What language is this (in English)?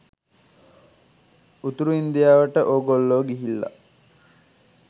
Sinhala